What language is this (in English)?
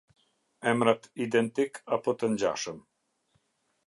Albanian